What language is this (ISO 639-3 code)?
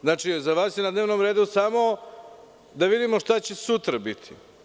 srp